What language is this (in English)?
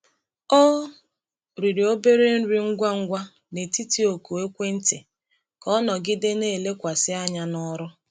Igbo